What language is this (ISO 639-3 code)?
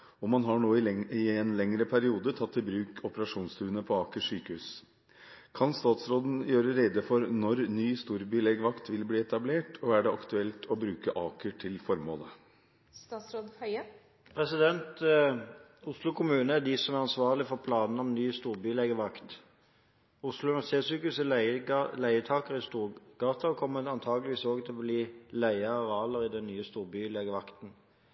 nob